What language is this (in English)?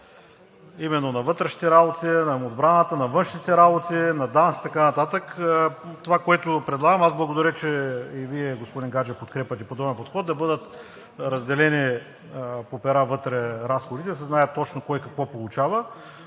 Bulgarian